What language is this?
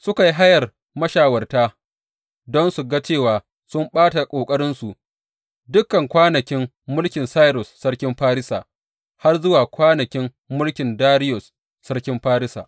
Hausa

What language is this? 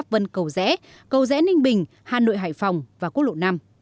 Vietnamese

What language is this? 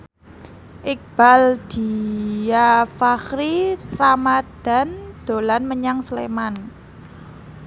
Javanese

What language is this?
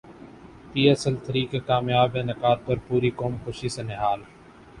Urdu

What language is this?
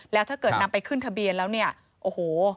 Thai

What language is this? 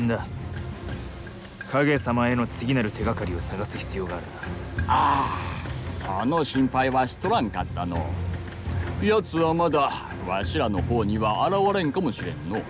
Japanese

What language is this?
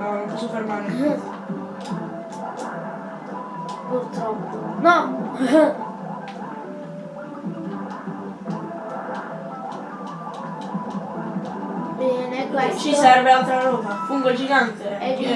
Italian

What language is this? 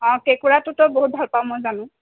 Assamese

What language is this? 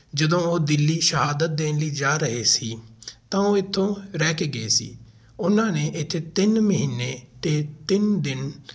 Punjabi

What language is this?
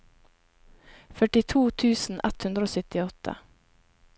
Norwegian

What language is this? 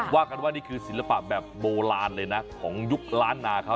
Thai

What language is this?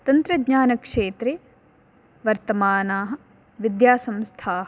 Sanskrit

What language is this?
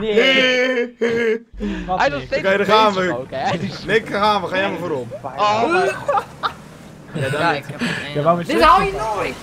Dutch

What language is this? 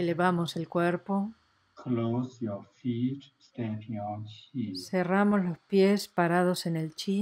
Spanish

